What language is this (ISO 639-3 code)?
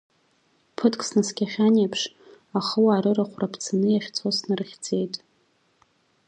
abk